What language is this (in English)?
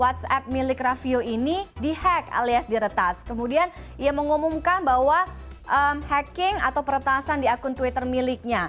Indonesian